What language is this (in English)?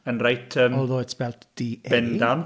Welsh